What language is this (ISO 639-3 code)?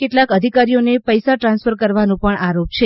guj